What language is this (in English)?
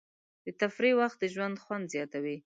Pashto